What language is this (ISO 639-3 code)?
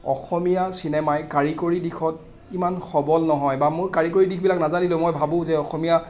asm